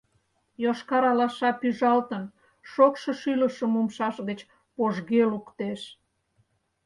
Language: Mari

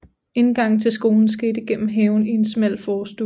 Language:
Danish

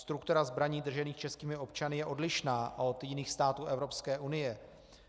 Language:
Czech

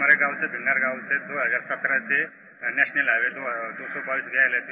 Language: Hindi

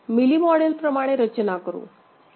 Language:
Marathi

